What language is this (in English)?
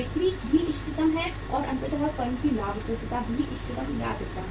Hindi